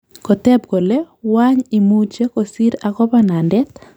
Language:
Kalenjin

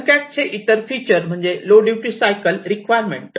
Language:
Marathi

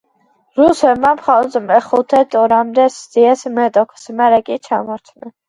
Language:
Georgian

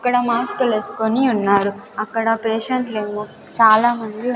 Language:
Telugu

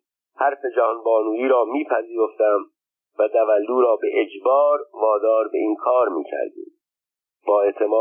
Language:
Persian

